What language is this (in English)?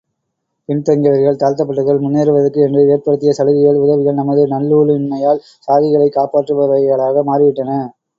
Tamil